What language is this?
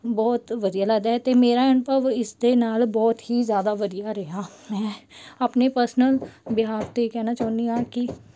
Punjabi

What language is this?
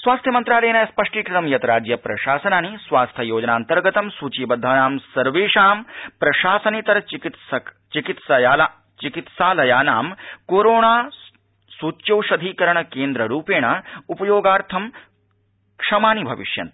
Sanskrit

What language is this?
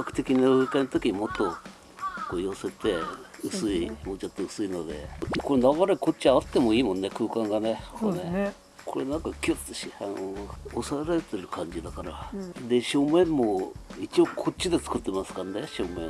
Japanese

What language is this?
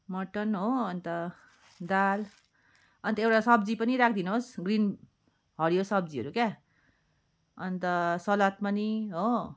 Nepali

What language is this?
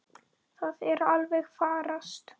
Icelandic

